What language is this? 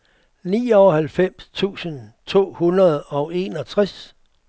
Danish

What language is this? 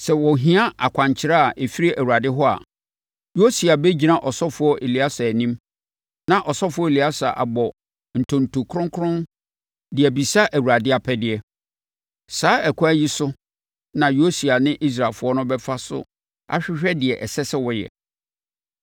Akan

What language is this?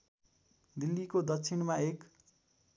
Nepali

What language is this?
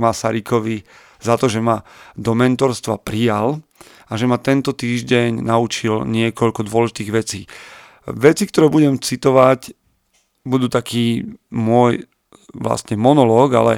Slovak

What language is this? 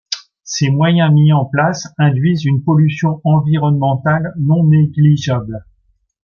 French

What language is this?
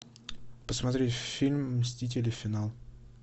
Russian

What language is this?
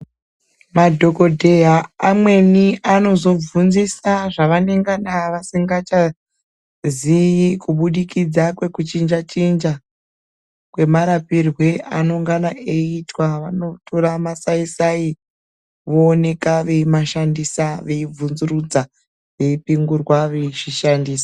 Ndau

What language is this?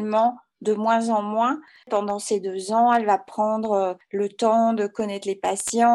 French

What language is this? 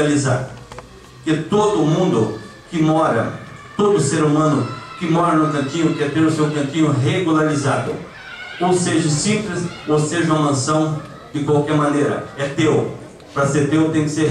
Portuguese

